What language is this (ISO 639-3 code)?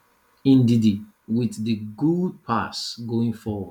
pcm